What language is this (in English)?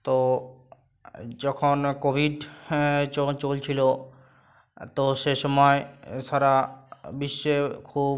Bangla